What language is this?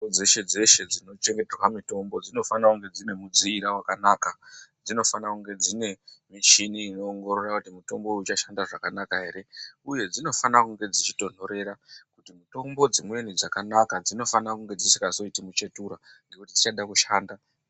Ndau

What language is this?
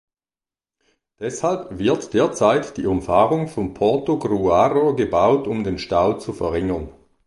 German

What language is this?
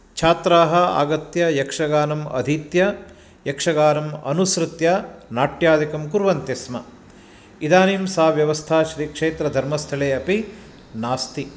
Sanskrit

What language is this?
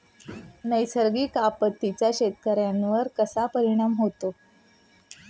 Marathi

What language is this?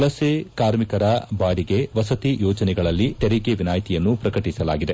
Kannada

